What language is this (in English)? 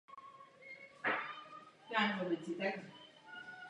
Czech